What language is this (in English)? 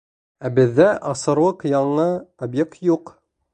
Bashkir